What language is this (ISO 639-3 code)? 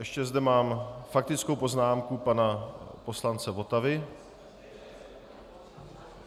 ces